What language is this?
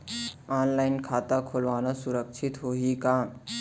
Chhattisgarhi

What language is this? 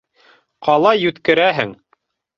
Bashkir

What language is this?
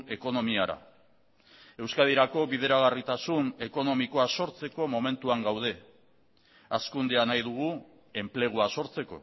Basque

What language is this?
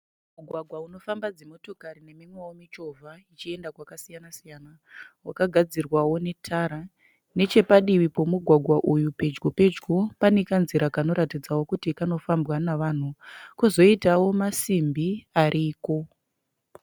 Shona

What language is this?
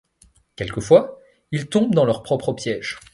French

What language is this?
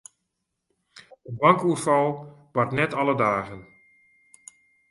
Western Frisian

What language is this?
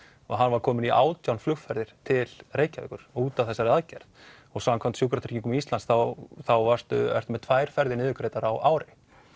Icelandic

